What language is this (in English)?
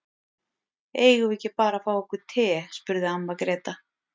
Icelandic